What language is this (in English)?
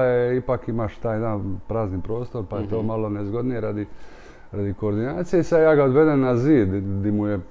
Croatian